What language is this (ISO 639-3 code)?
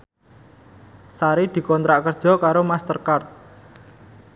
jav